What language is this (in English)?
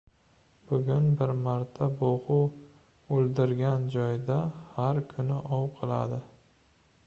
Uzbek